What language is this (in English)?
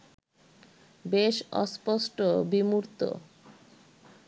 Bangla